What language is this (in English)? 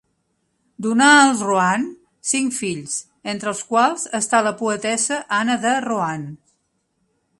Catalan